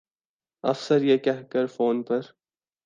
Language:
Urdu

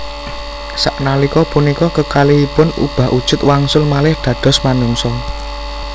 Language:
Javanese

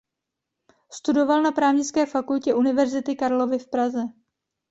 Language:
Czech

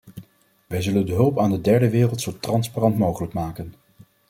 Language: Dutch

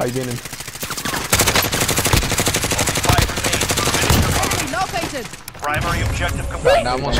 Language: Spanish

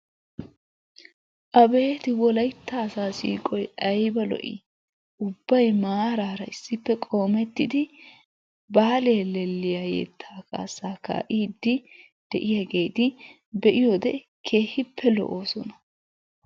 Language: Wolaytta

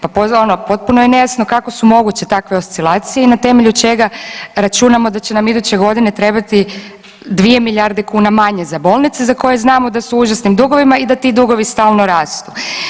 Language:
Croatian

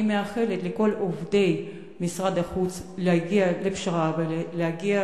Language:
Hebrew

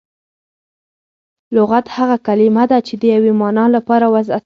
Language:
Pashto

